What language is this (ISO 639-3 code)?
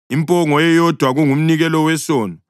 nde